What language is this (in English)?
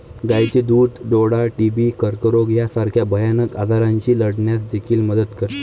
Marathi